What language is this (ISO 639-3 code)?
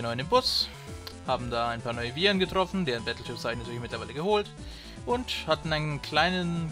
deu